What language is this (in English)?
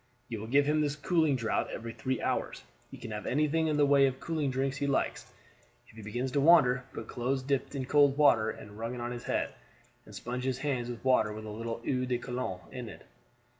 English